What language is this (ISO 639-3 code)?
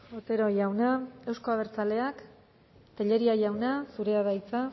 eus